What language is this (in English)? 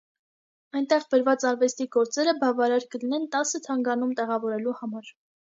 Armenian